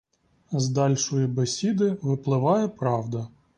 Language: Ukrainian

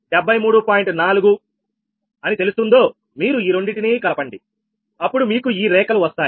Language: Telugu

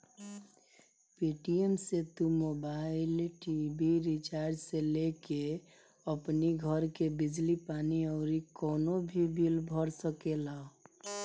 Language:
Bhojpuri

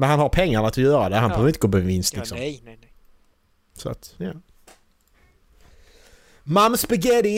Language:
Swedish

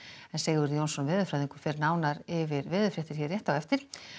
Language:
Icelandic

